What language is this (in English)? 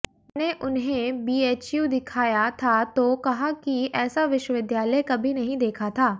Hindi